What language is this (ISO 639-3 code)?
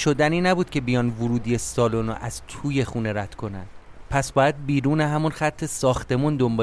fas